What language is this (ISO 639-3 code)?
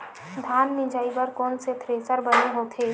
hne